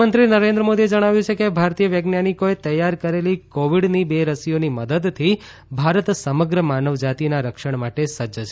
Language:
Gujarati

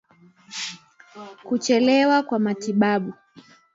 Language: Swahili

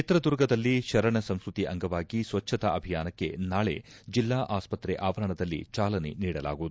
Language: Kannada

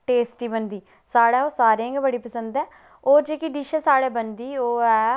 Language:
Dogri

